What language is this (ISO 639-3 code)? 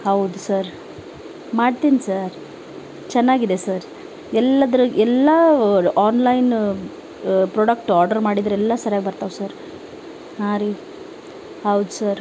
kan